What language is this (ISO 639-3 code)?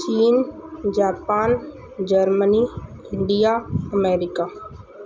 snd